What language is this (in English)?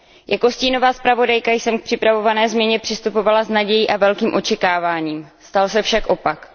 Czech